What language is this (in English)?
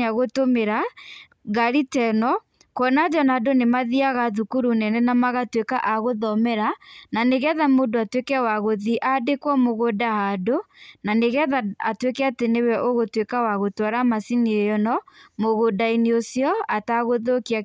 Kikuyu